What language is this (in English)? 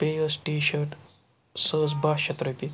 Kashmiri